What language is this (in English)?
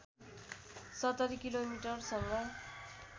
Nepali